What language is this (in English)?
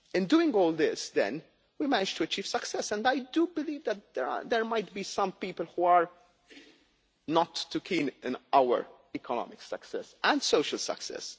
English